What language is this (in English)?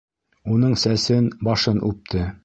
Bashkir